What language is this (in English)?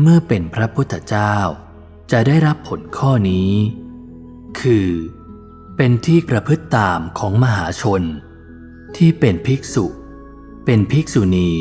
Thai